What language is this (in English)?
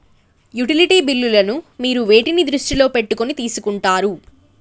Telugu